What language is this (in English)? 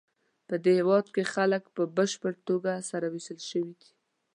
Pashto